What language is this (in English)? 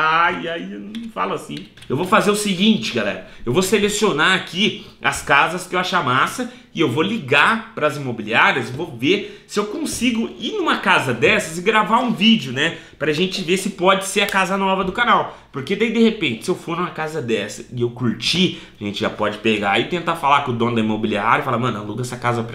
Portuguese